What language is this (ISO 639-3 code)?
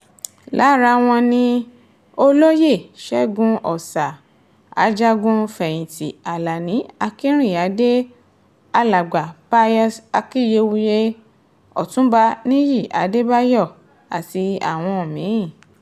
yor